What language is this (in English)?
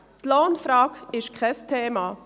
Swiss German